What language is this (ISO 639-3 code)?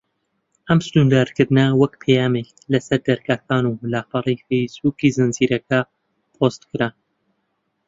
ckb